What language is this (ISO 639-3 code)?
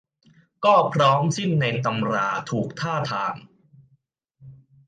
tha